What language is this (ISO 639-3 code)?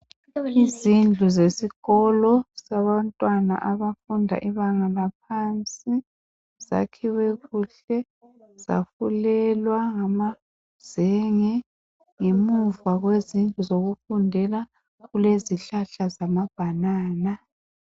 nde